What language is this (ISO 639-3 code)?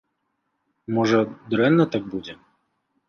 bel